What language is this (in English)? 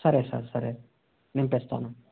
Telugu